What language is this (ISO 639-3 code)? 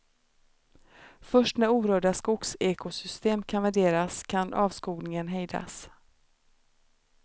swe